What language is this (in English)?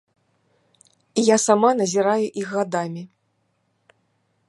Belarusian